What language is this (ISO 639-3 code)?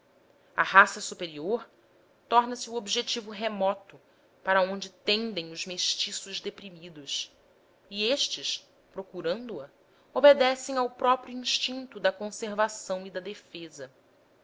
por